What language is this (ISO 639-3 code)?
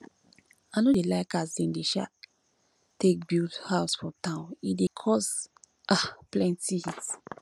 pcm